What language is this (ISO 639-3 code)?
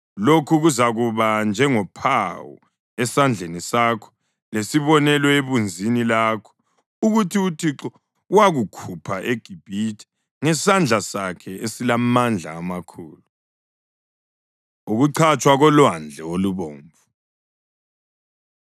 nde